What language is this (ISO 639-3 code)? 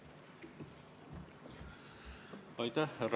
est